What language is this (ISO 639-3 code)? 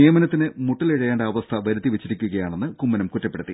mal